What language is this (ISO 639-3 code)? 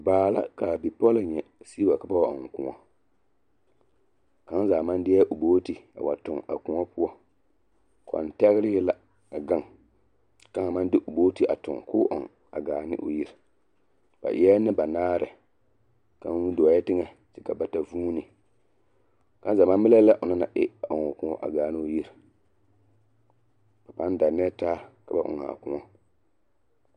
dga